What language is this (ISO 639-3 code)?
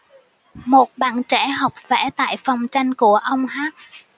vie